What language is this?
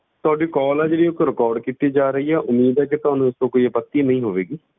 Punjabi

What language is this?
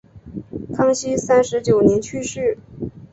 Chinese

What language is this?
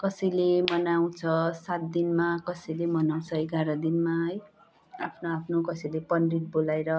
Nepali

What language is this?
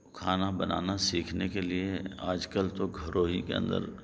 Urdu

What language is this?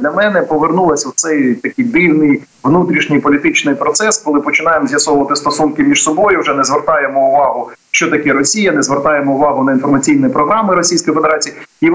Ukrainian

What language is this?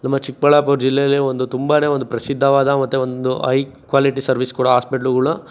Kannada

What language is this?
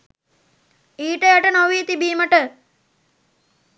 Sinhala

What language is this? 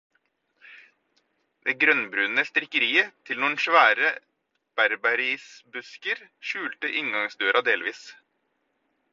Norwegian Bokmål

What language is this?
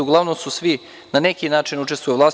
Serbian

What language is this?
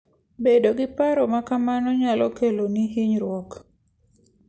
Luo (Kenya and Tanzania)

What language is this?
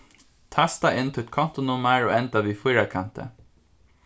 Faroese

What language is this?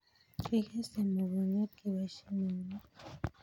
Kalenjin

